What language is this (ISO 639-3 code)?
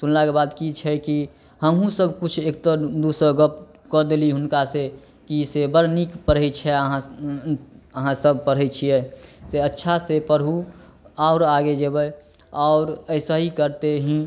mai